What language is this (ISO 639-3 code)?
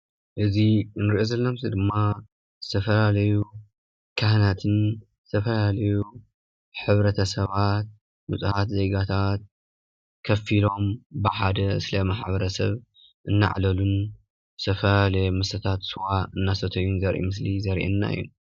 tir